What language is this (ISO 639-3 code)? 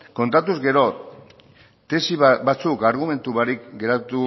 eus